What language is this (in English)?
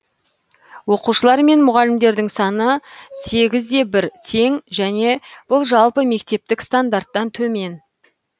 Kazakh